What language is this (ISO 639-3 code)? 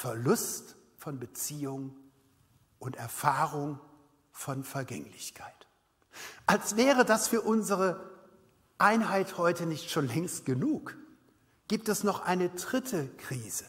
deu